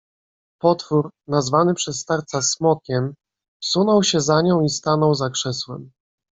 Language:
Polish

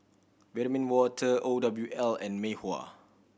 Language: English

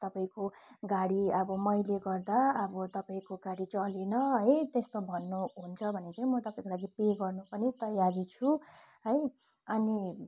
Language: Nepali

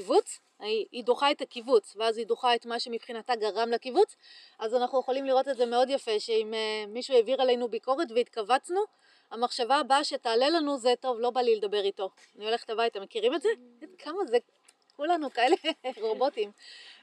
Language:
Hebrew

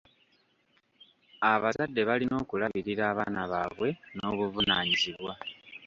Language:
Ganda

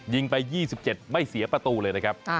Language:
Thai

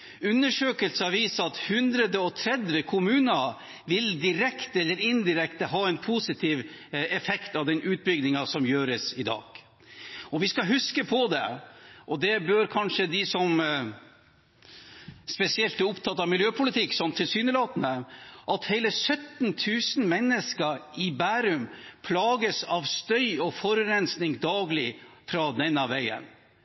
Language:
Norwegian Bokmål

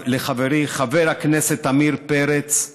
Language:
Hebrew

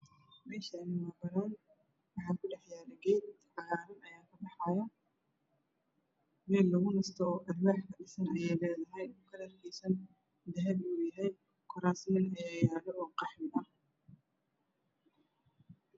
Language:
Somali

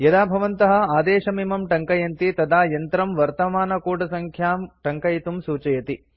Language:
Sanskrit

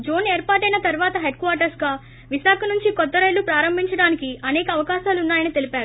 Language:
Telugu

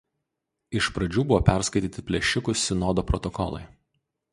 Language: Lithuanian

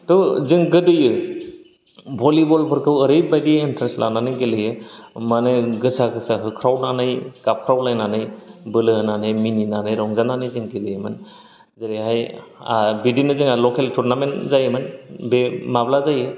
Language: Bodo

